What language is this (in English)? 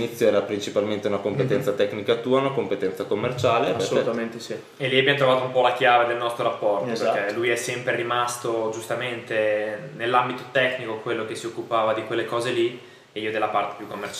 Italian